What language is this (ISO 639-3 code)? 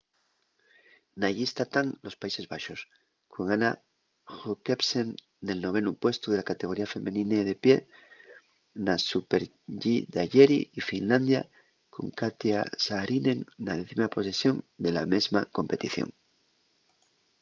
ast